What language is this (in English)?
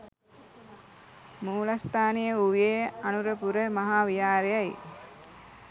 Sinhala